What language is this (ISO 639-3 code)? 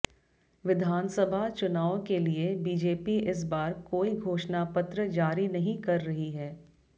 hin